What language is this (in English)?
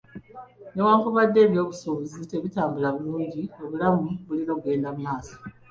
Ganda